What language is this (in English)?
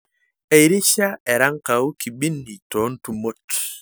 Masai